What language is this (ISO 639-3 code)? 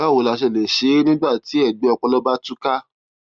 yor